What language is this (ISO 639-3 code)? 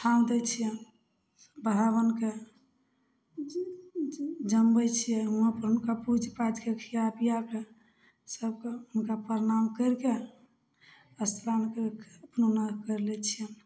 mai